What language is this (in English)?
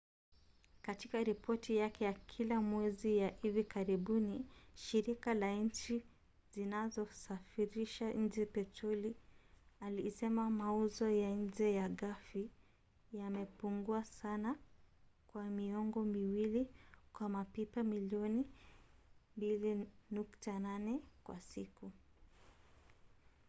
Swahili